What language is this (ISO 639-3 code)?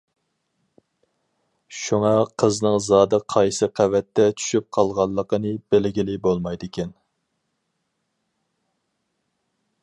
uig